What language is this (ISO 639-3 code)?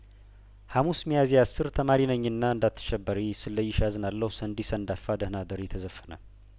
amh